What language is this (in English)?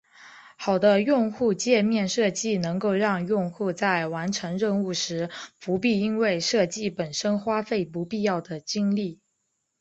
Chinese